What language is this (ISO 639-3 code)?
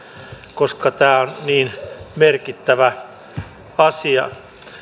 fin